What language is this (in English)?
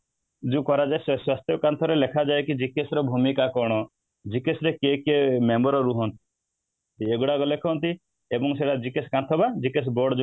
Odia